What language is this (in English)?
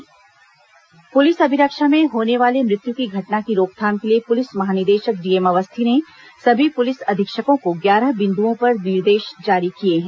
Hindi